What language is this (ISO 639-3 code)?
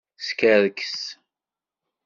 kab